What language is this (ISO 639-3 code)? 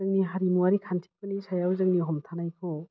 brx